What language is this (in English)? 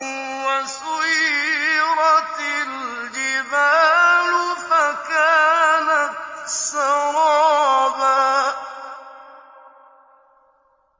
Arabic